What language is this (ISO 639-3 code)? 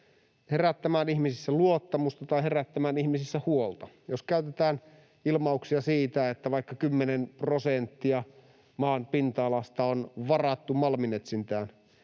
fin